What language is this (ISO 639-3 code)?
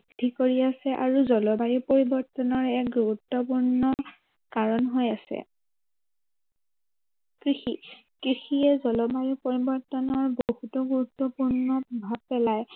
asm